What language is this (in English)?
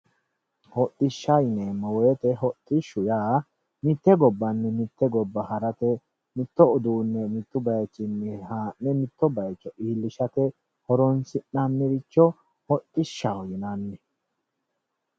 Sidamo